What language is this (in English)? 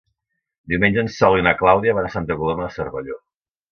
Catalan